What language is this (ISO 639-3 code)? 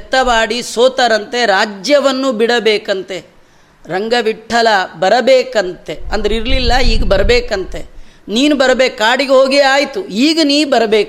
kan